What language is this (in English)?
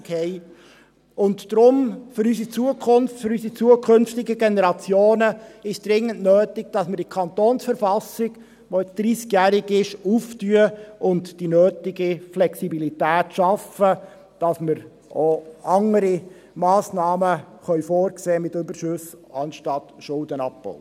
Swiss German